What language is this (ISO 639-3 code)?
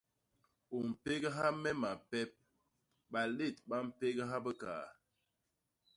bas